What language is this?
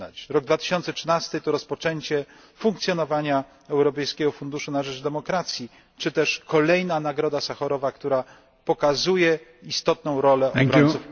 Polish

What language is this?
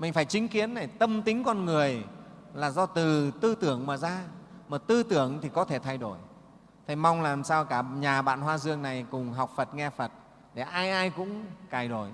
Vietnamese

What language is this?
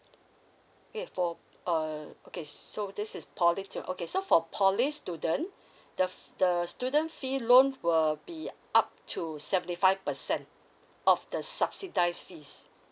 English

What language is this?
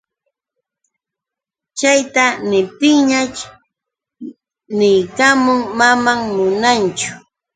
Yauyos Quechua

